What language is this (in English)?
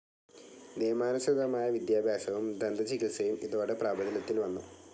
Malayalam